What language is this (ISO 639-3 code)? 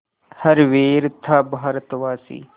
hin